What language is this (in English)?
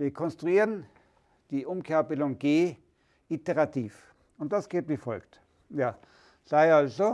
German